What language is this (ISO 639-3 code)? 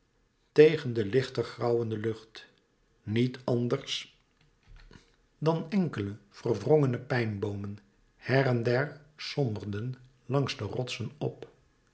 nld